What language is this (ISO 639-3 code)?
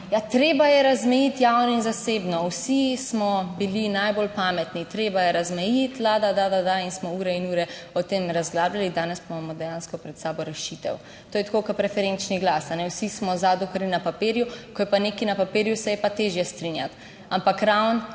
slv